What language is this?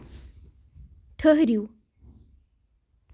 Kashmiri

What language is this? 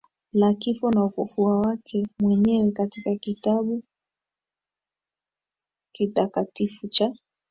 Swahili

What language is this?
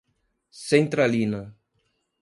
Portuguese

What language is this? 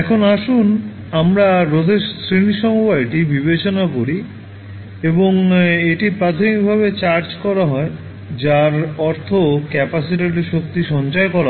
Bangla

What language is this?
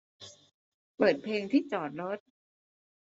Thai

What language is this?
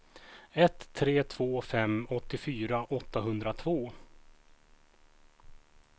Swedish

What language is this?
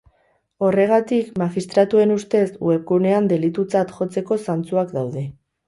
Basque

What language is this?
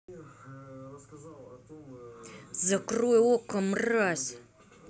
Russian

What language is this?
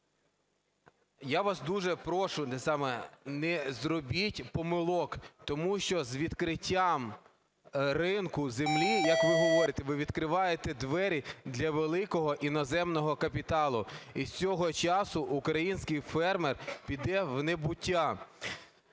Ukrainian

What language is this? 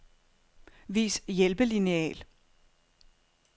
Danish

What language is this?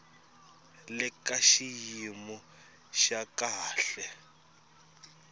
Tsonga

